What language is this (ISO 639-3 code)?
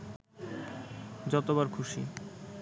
ben